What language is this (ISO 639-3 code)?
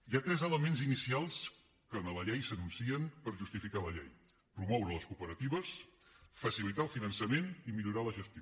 cat